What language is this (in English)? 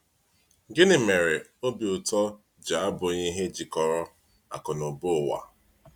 Igbo